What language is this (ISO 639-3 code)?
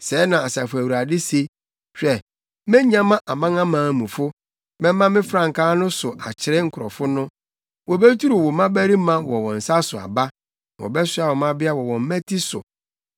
aka